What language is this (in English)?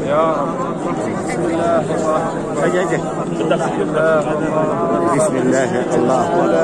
Arabic